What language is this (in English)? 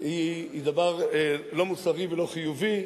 Hebrew